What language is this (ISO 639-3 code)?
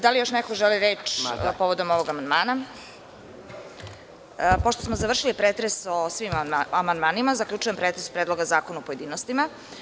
srp